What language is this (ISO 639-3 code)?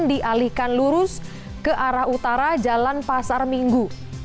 ind